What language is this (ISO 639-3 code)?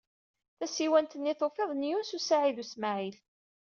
kab